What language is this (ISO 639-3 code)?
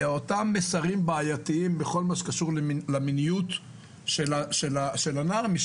heb